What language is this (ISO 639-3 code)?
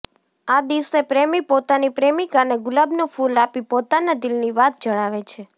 guj